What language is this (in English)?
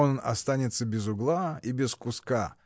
Russian